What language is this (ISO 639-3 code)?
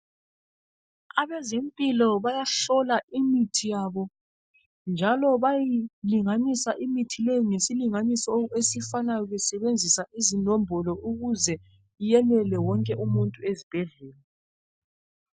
nde